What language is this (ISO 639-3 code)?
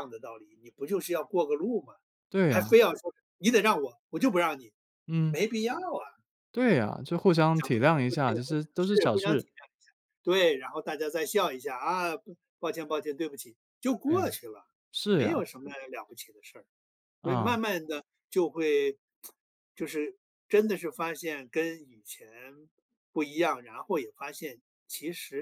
zho